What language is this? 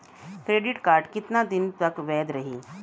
Bhojpuri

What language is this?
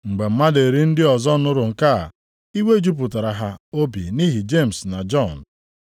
Igbo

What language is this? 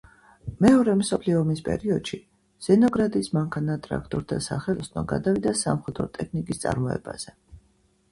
Georgian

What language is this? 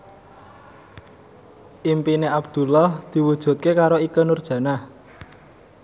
Javanese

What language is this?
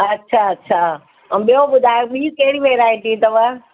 Sindhi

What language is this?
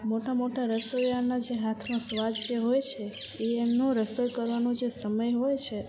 Gujarati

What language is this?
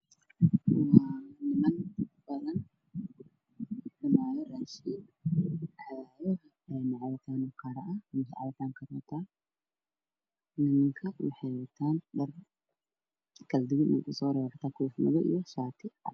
Somali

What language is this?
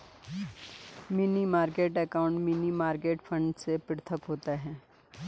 Hindi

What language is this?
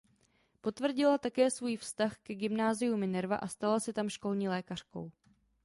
Czech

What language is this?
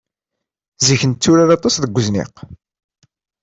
Kabyle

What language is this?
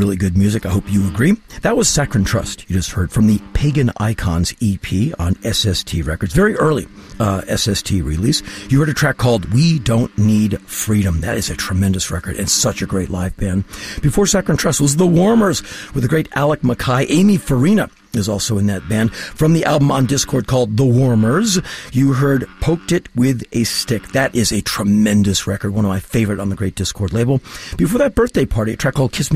English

